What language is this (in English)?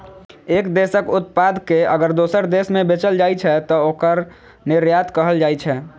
Maithili